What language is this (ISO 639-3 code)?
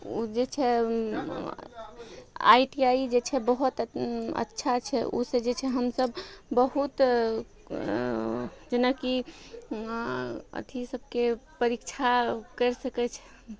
mai